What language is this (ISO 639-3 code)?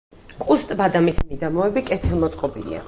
kat